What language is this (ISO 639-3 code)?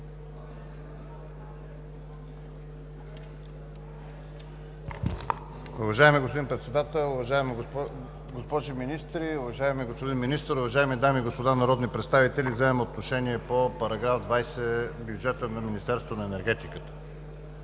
bul